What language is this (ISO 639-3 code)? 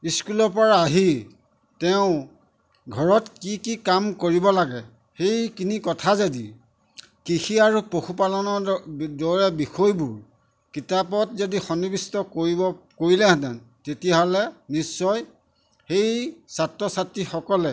asm